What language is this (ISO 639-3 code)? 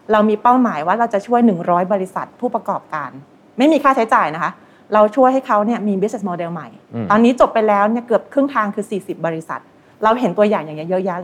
tha